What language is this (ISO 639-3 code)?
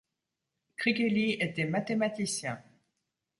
fra